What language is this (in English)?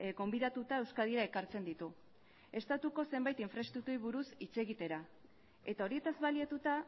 Basque